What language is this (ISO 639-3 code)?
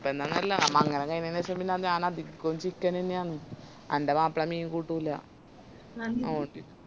mal